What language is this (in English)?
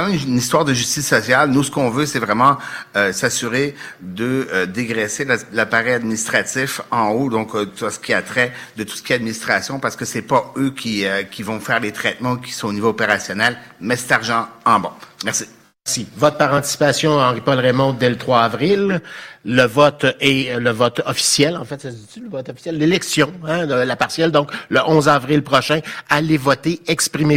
French